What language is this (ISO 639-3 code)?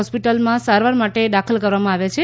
guj